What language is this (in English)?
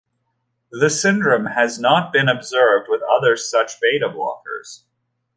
English